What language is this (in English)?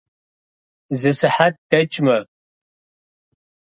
Kabardian